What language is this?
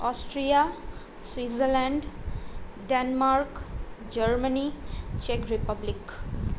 Nepali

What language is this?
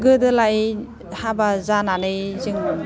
Bodo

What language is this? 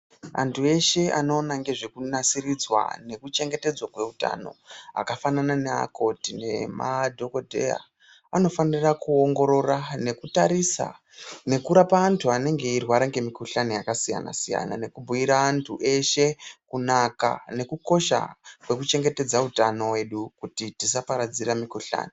Ndau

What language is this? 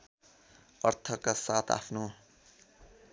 Nepali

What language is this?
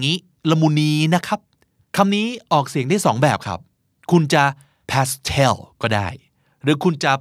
Thai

